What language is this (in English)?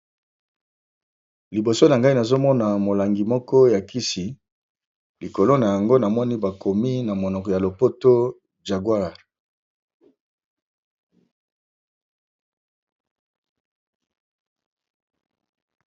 Lingala